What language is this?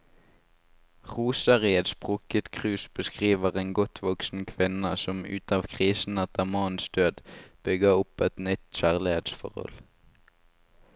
Norwegian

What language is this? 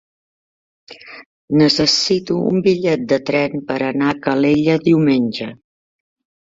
Catalan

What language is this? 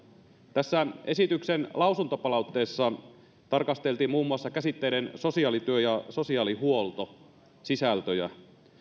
Finnish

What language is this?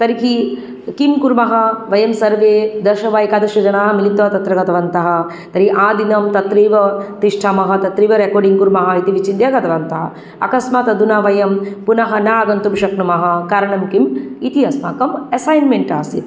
Sanskrit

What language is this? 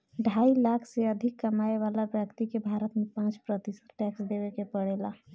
Bhojpuri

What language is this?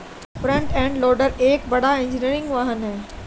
Hindi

